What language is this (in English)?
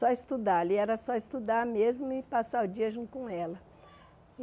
Portuguese